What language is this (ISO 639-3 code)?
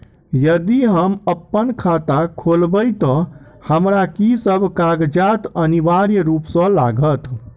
mai